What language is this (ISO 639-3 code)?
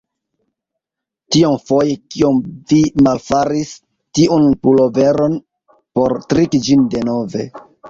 epo